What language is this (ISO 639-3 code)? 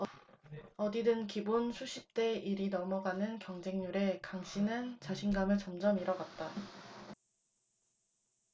kor